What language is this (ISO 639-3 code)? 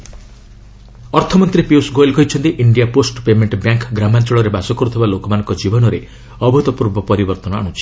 ori